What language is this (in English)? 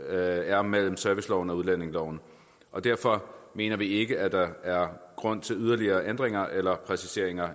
Danish